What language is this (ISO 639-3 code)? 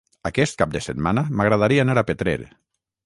cat